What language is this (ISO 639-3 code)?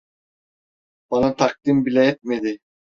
tur